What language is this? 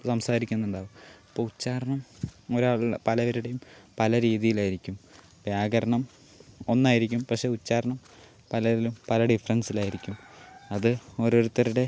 Malayalam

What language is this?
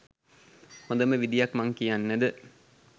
Sinhala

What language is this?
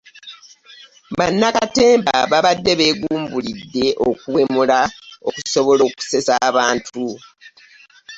Ganda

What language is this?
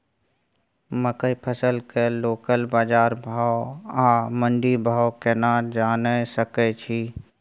Maithili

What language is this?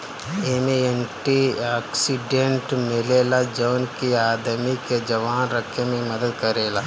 Bhojpuri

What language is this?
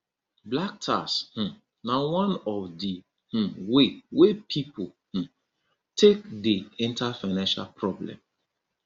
Nigerian Pidgin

